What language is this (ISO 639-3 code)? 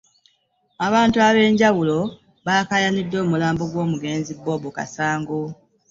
lug